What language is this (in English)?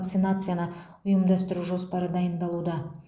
Kazakh